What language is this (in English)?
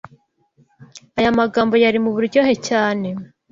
Kinyarwanda